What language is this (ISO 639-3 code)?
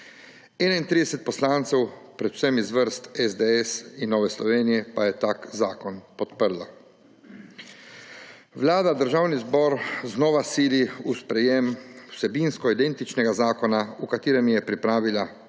slv